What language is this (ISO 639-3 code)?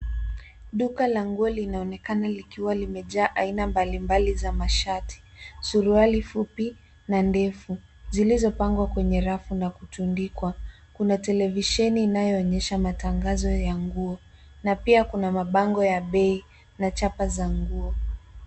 swa